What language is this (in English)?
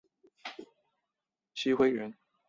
Chinese